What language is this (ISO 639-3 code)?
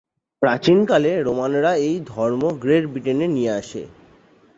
ben